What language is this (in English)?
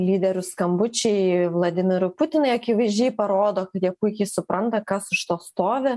Lithuanian